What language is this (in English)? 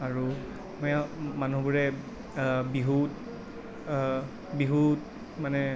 Assamese